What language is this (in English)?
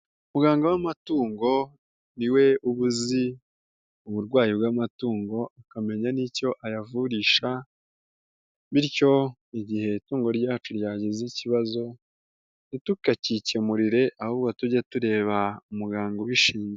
Kinyarwanda